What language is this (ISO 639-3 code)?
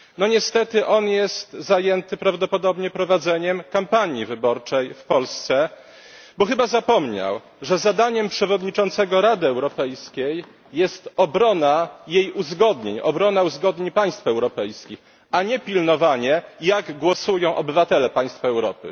pol